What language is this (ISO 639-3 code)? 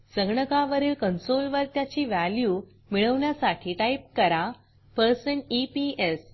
mar